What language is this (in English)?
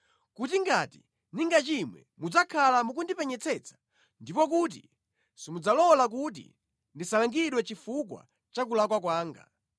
Nyanja